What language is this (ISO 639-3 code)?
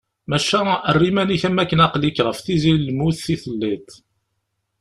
kab